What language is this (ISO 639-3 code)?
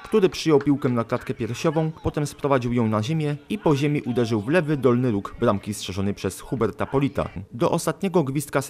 pol